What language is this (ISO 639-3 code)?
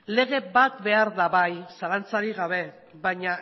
eus